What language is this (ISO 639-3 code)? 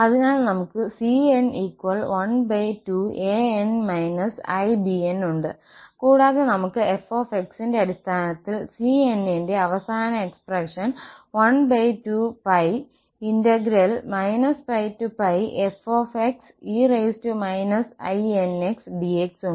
mal